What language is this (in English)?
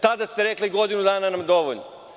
Serbian